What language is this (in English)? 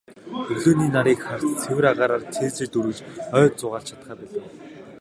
Mongolian